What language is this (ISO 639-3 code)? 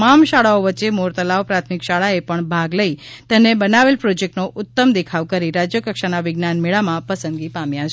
guj